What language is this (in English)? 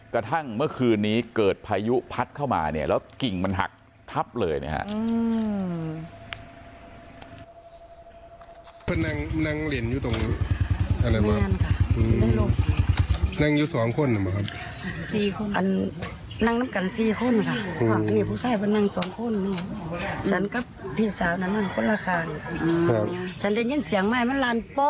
Thai